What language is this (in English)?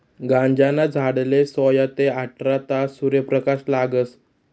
Marathi